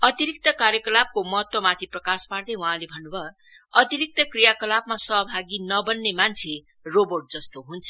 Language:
Nepali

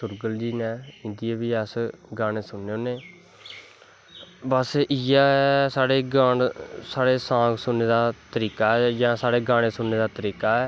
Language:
Dogri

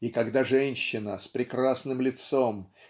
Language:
Russian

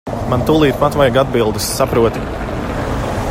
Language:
Latvian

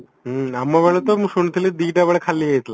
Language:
Odia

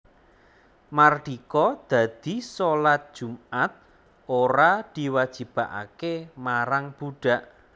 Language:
Javanese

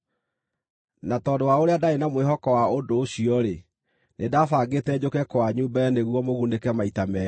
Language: Kikuyu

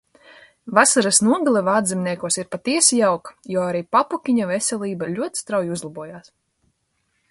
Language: Latvian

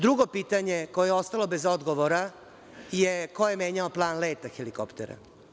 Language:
Serbian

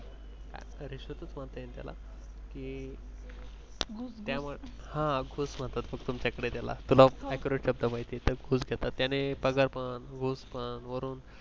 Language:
Marathi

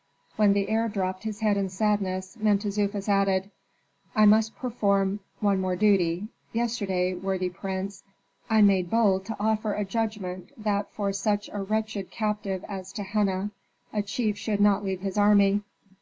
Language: English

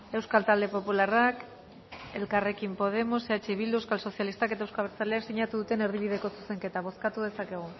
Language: Basque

